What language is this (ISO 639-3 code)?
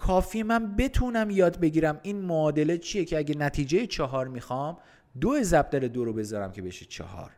fas